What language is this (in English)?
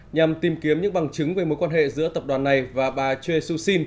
Vietnamese